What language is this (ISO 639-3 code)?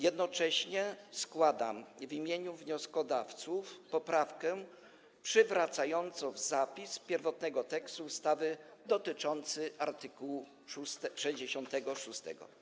pol